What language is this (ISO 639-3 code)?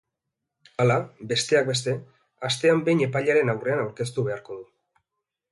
eus